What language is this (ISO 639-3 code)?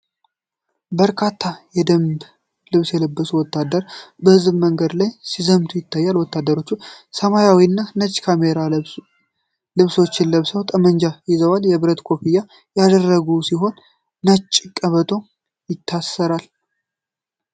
amh